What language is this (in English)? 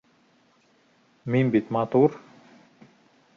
Bashkir